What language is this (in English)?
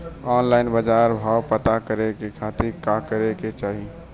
Bhojpuri